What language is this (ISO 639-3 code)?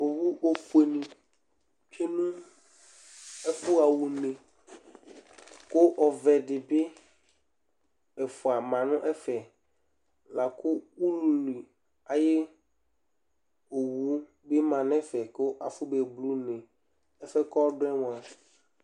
kpo